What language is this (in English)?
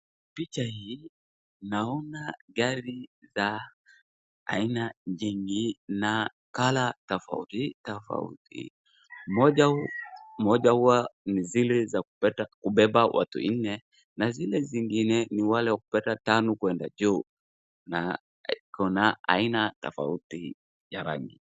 Swahili